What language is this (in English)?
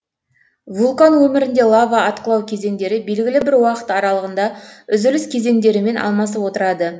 Kazakh